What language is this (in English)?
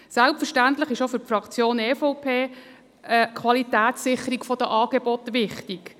Swiss German